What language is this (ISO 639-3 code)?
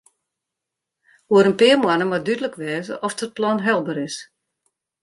fry